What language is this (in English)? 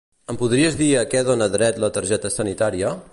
Catalan